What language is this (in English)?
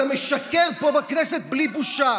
Hebrew